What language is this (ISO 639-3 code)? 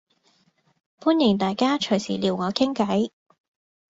yue